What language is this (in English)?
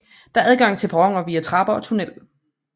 Danish